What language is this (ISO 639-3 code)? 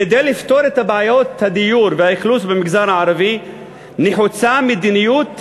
heb